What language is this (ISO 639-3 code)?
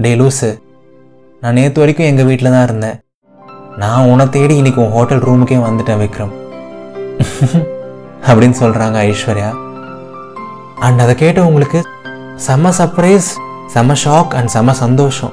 tam